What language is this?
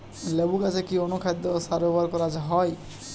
Bangla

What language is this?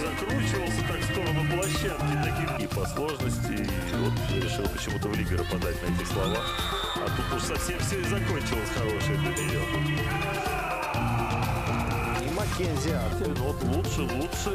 Russian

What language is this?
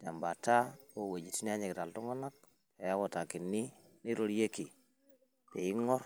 Masai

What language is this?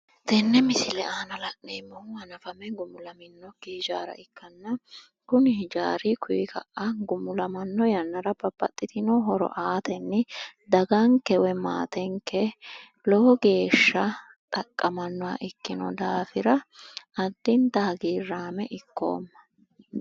Sidamo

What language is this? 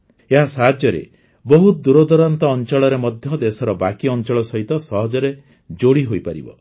Odia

